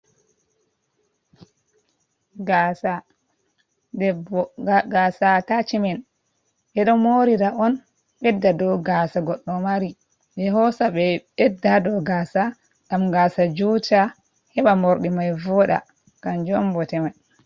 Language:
Fula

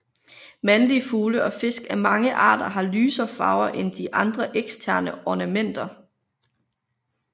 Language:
Danish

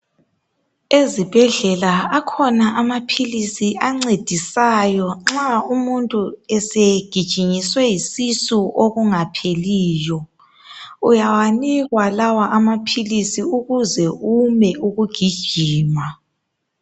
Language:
North Ndebele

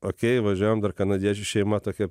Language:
Lithuanian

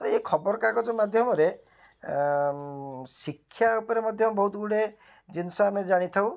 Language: Odia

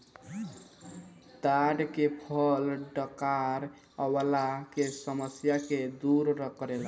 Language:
Bhojpuri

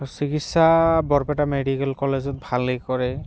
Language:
Assamese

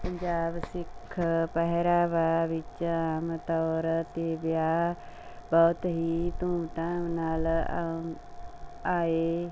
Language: Punjabi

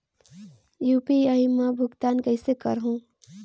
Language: Chhattisgarhi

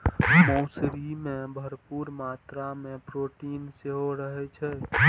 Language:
Maithili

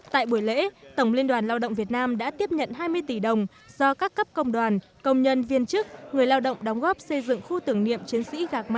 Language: Vietnamese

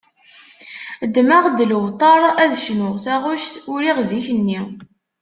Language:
Kabyle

